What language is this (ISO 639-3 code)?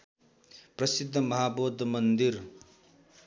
nep